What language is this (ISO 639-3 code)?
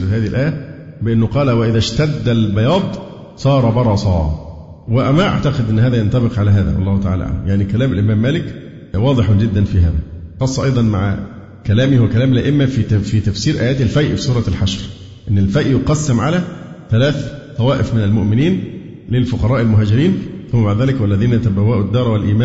ara